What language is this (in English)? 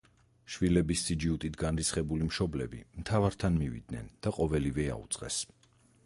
Georgian